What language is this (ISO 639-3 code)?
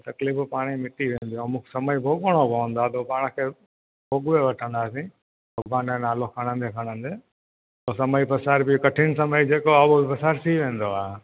snd